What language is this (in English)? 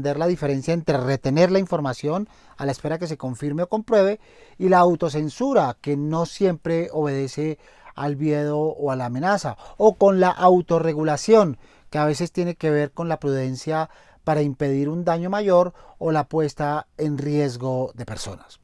Spanish